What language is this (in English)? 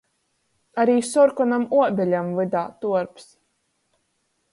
Latgalian